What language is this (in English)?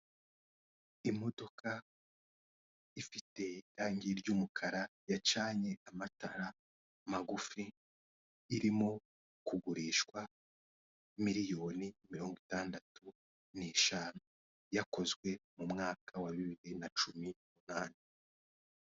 Kinyarwanda